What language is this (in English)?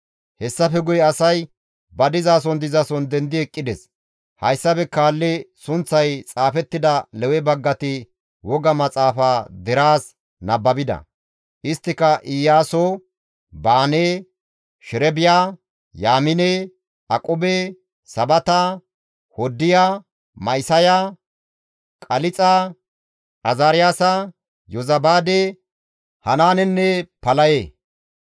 Gamo